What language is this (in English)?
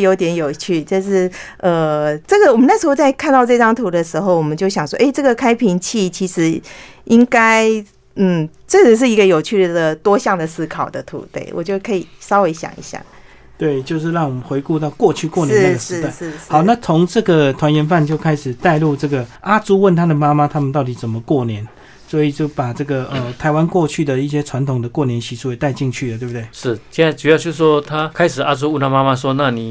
Chinese